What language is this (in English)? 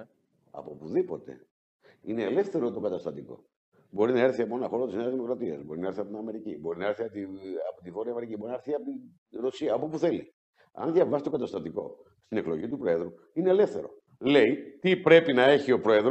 Greek